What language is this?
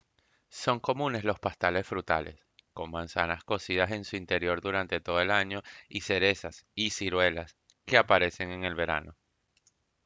Spanish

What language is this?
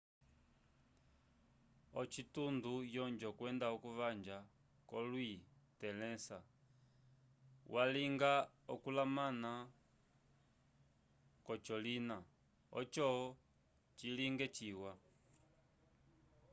Umbundu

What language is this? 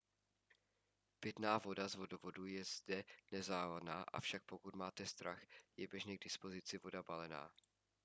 Czech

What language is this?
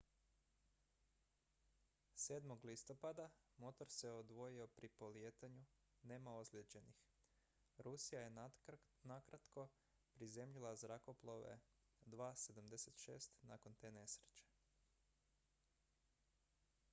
Croatian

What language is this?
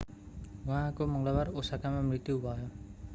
Nepali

